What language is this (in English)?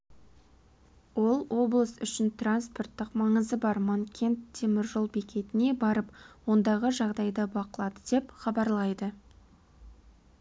Kazakh